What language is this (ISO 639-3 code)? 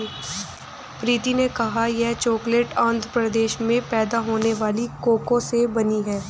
hin